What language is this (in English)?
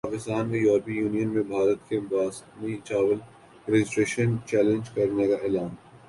Urdu